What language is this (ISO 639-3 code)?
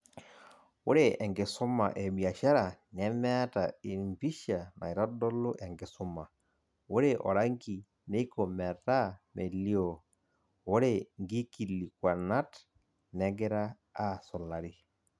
mas